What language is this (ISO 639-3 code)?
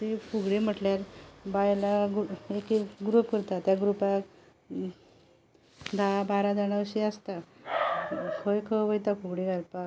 kok